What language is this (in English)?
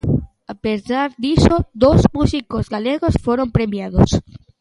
Galician